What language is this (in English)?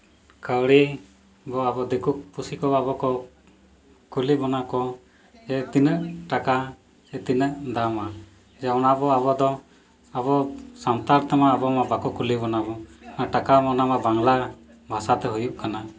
Santali